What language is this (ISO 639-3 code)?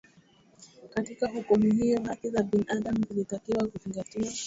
swa